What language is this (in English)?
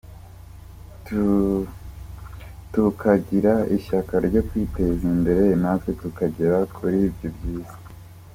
Kinyarwanda